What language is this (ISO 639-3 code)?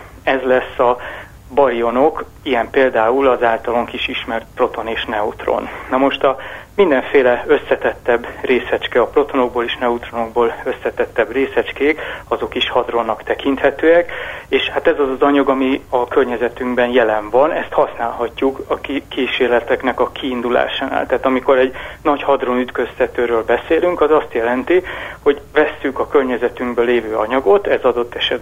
hun